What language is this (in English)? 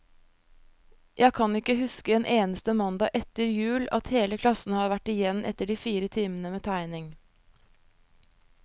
Norwegian